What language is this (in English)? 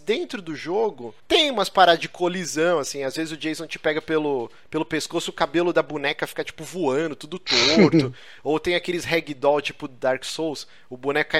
Portuguese